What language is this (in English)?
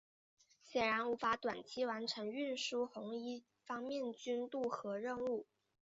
Chinese